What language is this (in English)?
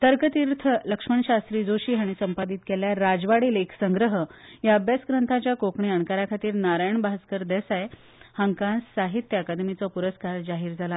Konkani